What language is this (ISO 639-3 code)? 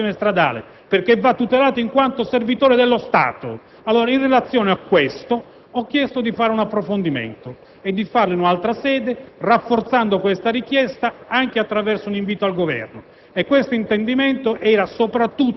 ita